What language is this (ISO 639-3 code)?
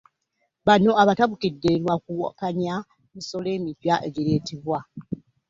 lug